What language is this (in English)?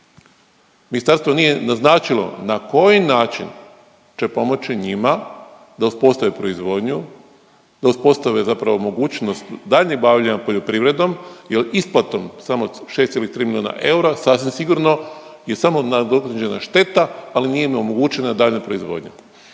Croatian